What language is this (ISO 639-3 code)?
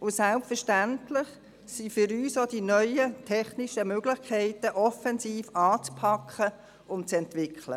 gsw